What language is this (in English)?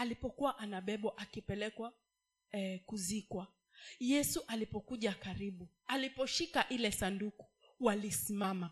Swahili